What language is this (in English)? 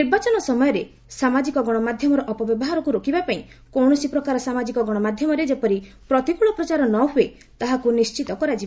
Odia